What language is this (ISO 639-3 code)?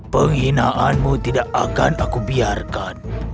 ind